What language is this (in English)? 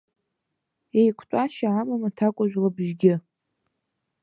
Abkhazian